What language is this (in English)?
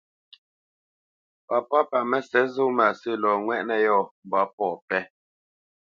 Bamenyam